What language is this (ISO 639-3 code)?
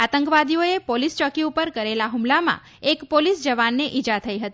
guj